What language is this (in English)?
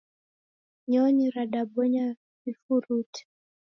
Taita